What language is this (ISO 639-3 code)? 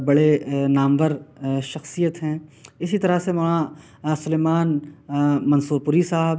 urd